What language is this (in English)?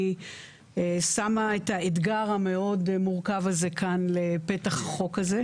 Hebrew